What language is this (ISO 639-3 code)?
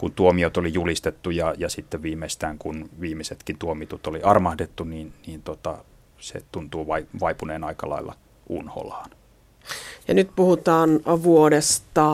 fin